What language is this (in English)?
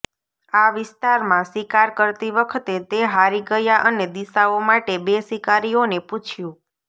Gujarati